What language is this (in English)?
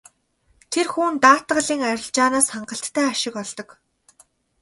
Mongolian